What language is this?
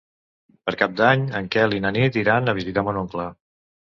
Catalan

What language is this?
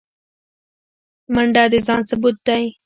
Pashto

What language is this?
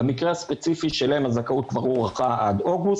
Hebrew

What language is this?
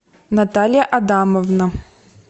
Russian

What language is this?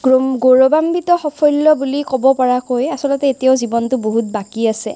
Assamese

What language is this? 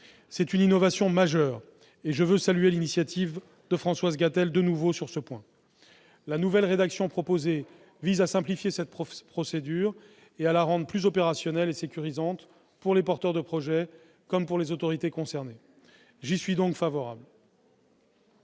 French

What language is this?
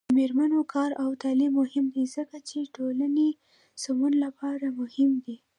Pashto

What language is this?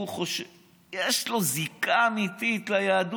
Hebrew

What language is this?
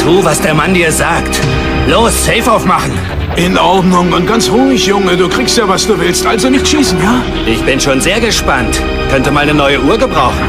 German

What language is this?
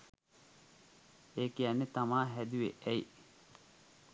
Sinhala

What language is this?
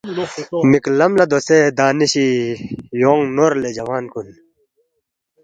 Balti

